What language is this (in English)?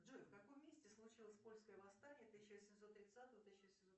Russian